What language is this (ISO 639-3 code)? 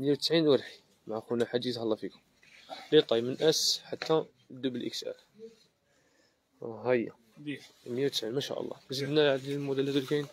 ara